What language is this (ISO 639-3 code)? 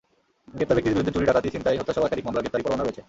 ben